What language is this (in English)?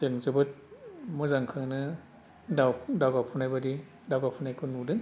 Bodo